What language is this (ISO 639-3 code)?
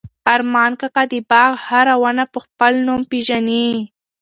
pus